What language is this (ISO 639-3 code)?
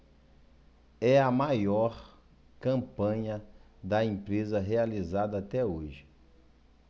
por